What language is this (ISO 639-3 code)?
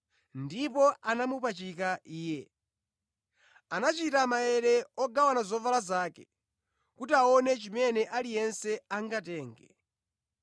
nya